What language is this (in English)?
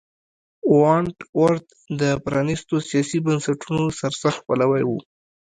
Pashto